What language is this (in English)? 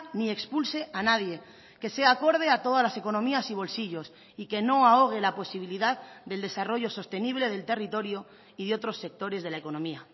Spanish